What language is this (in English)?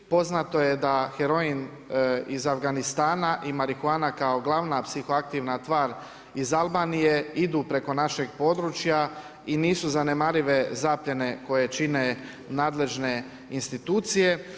Croatian